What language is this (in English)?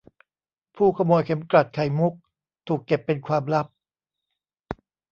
Thai